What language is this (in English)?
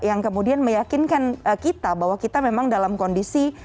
Indonesian